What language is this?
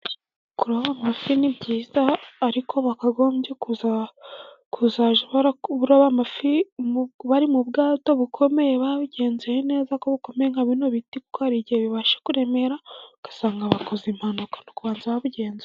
Kinyarwanda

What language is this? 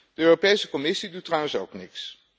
Dutch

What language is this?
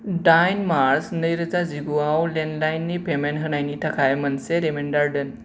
Bodo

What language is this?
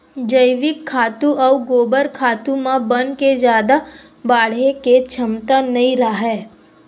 Chhattisgarhi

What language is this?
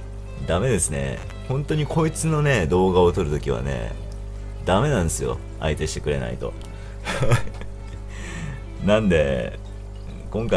Japanese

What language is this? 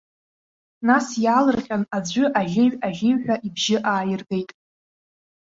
Abkhazian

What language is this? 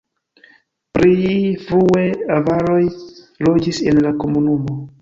Esperanto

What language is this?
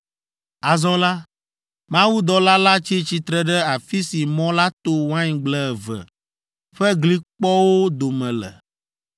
Ewe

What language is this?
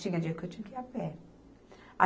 Portuguese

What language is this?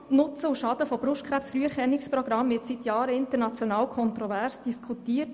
Swiss German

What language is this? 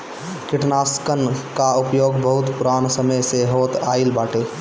Bhojpuri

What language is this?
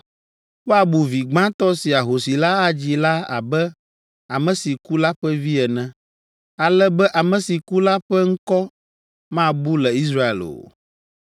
Ewe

